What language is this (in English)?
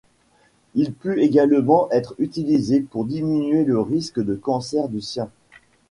French